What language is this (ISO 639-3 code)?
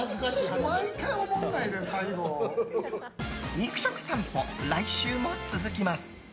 jpn